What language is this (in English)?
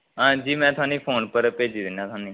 Dogri